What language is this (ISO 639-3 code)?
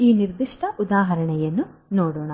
kan